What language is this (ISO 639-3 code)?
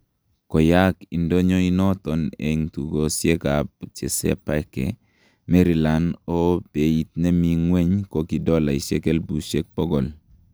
kln